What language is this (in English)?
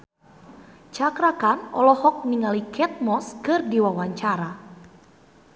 Sundanese